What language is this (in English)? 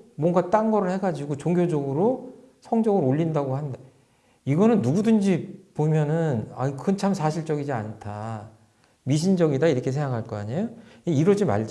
Korean